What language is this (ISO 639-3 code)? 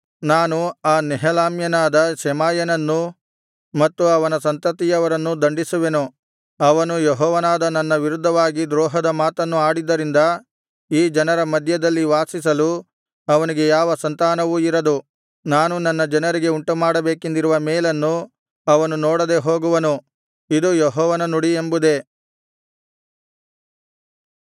kan